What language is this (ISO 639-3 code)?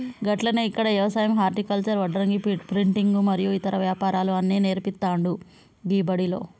tel